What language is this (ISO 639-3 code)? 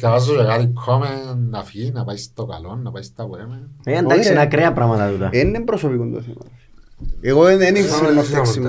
ell